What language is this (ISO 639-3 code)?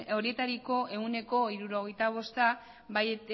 eus